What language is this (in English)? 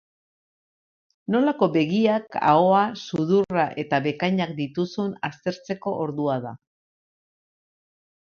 Basque